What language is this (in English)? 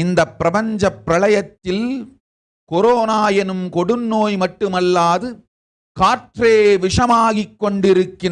Croatian